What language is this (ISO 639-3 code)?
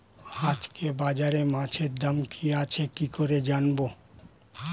ben